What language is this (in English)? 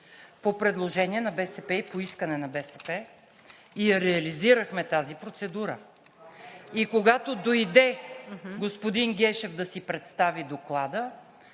Bulgarian